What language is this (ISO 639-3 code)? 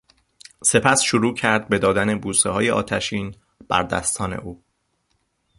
fas